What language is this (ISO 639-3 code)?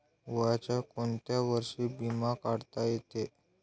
mar